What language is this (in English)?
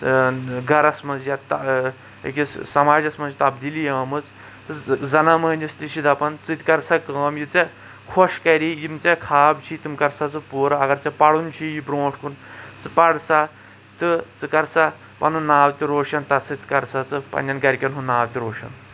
Kashmiri